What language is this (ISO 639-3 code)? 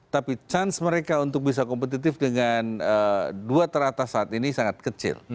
ind